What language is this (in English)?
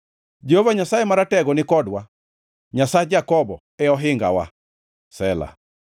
Luo (Kenya and Tanzania)